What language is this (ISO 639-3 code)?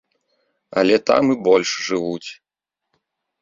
bel